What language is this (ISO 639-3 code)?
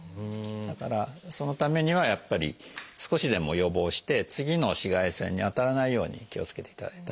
jpn